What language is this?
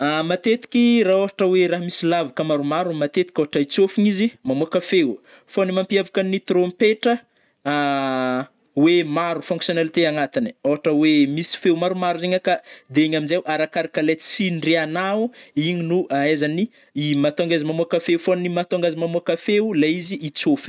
Northern Betsimisaraka Malagasy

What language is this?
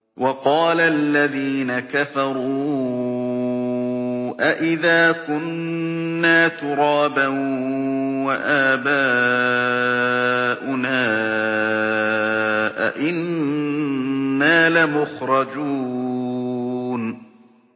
Arabic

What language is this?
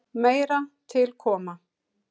Icelandic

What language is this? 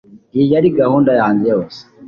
Kinyarwanda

